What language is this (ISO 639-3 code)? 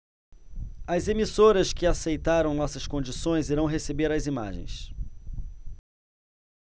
por